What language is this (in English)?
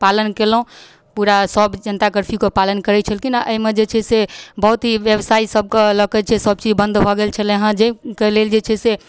Maithili